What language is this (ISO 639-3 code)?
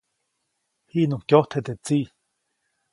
zoc